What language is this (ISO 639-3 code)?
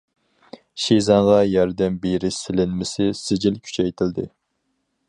uig